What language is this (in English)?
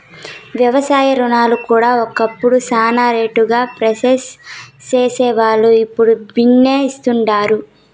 Telugu